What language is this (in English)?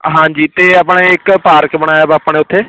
Punjabi